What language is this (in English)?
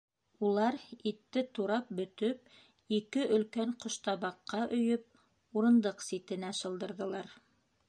Bashkir